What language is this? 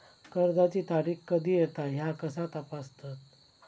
Marathi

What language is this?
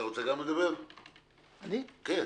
Hebrew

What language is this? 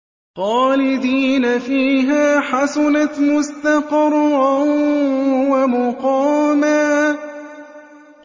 Arabic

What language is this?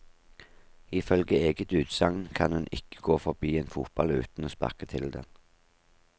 Norwegian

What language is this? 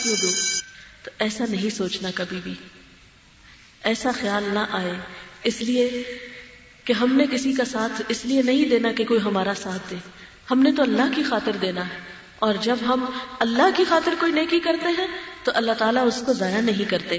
Urdu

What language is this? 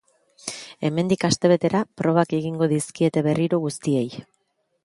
Basque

